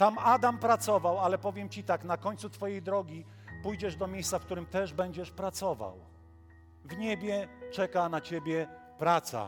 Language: Polish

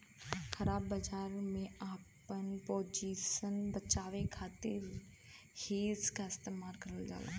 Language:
Bhojpuri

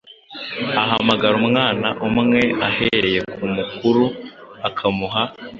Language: Kinyarwanda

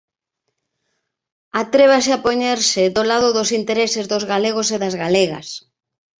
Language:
Galician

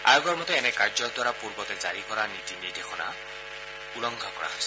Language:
Assamese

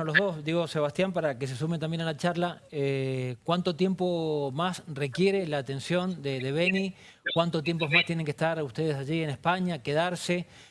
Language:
Spanish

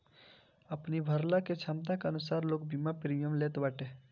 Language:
Bhojpuri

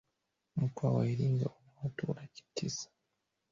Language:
Swahili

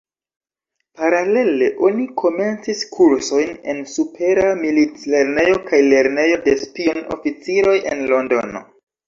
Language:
Esperanto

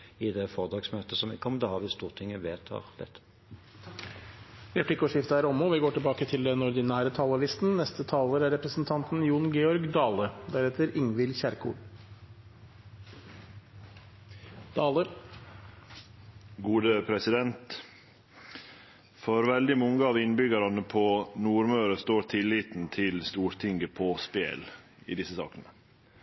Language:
Norwegian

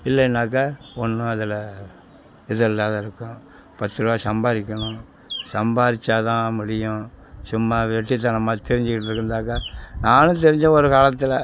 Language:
Tamil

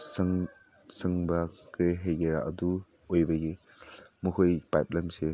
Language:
Manipuri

